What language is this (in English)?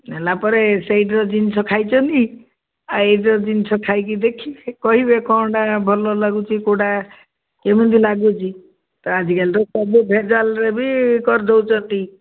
Odia